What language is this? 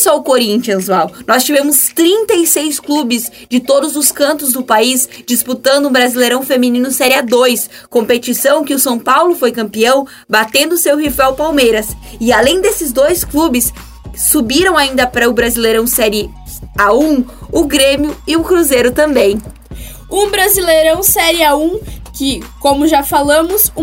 Portuguese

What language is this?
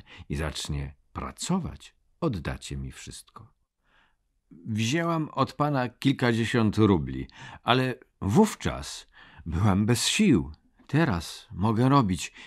Polish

